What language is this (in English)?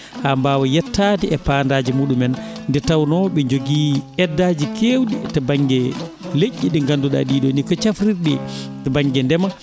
Fula